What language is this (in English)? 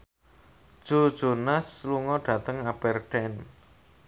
Javanese